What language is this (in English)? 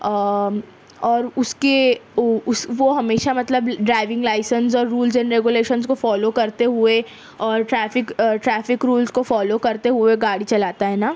Urdu